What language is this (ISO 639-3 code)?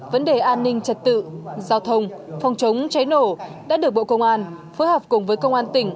vie